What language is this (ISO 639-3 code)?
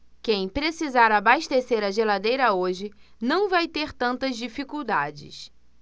por